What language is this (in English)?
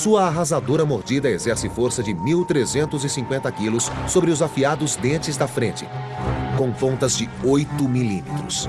Portuguese